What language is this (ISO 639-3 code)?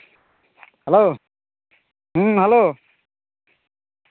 sat